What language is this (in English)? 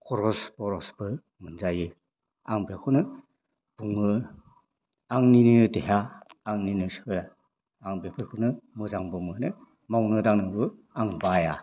Bodo